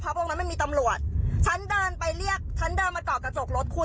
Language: Thai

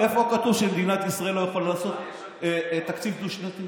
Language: Hebrew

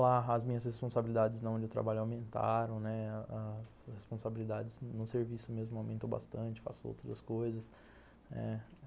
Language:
Portuguese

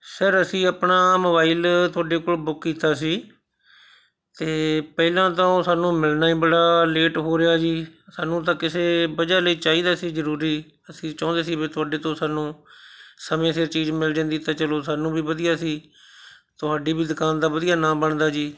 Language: Punjabi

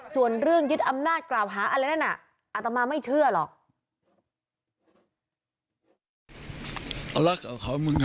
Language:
Thai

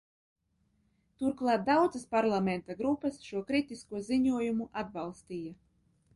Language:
Latvian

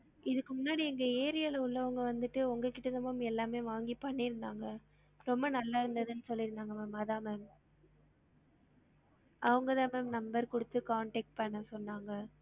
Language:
Tamil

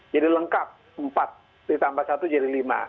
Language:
Indonesian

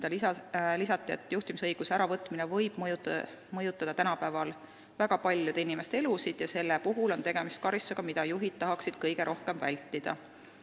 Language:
Estonian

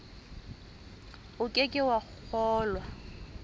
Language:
Southern Sotho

